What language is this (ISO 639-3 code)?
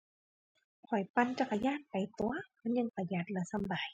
tha